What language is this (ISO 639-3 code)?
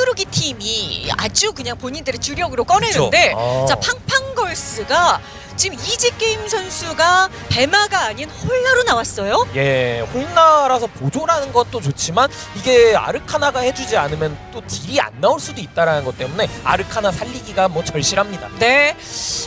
kor